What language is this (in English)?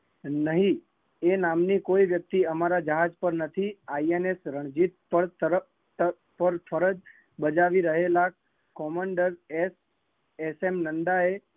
Gujarati